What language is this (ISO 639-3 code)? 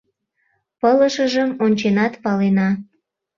chm